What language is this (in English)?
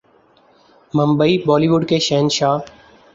Urdu